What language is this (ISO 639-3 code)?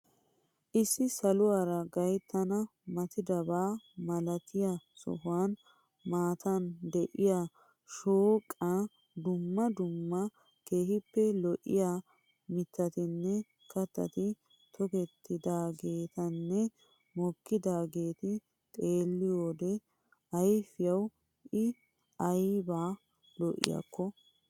wal